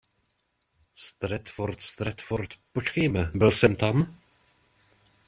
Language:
Czech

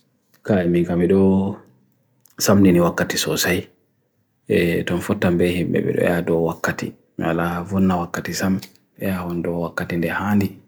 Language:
Bagirmi Fulfulde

